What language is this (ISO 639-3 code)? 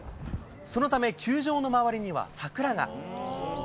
jpn